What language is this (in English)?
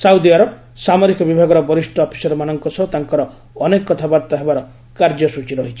Odia